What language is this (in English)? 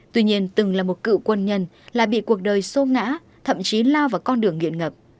Vietnamese